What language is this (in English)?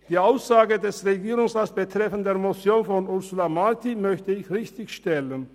Swiss German